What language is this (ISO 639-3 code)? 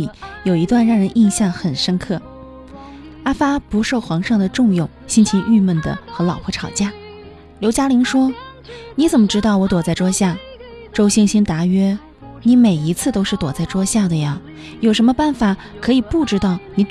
zho